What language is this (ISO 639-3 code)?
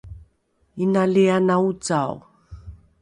dru